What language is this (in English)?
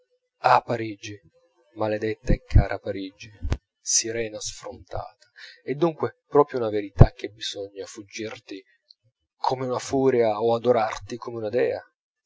Italian